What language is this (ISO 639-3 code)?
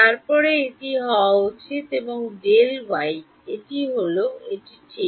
ben